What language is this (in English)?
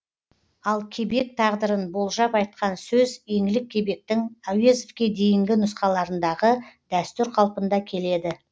Kazakh